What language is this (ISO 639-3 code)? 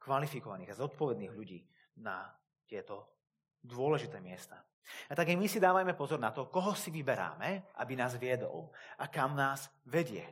slk